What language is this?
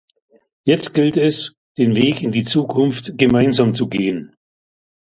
German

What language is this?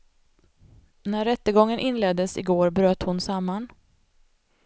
Swedish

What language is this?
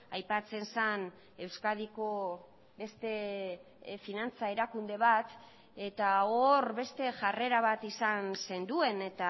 Basque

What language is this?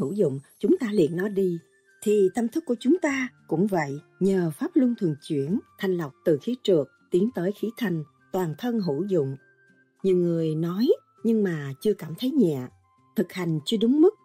Vietnamese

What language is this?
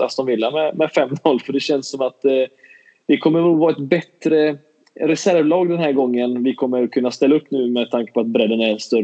Swedish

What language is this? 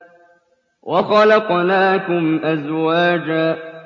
Arabic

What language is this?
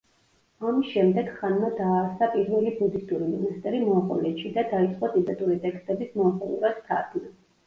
Georgian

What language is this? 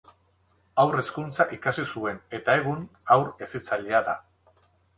Basque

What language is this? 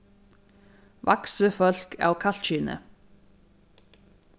Faroese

